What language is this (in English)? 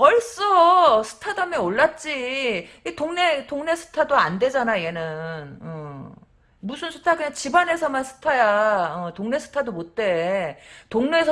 Korean